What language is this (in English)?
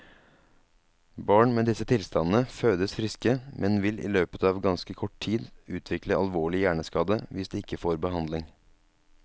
Norwegian